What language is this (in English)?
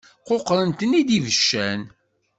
Kabyle